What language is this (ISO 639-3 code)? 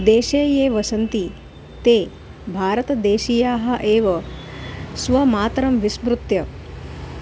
san